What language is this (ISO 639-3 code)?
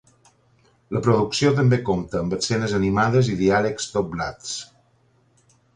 cat